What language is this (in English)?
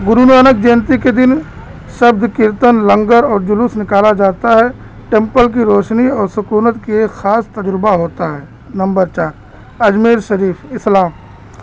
Urdu